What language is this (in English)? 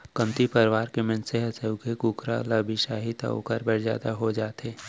Chhattisgarhi